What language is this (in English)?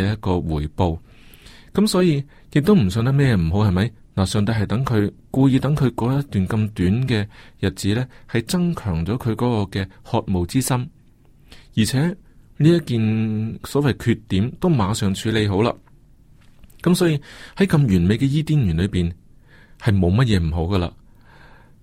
Chinese